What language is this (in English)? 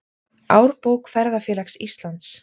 Icelandic